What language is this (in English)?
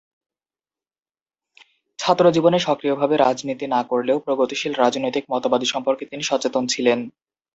Bangla